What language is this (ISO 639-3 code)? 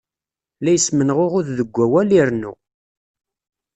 kab